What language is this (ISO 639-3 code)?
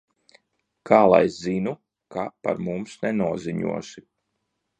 lav